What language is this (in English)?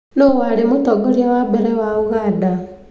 Kikuyu